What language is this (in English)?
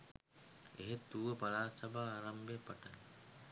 Sinhala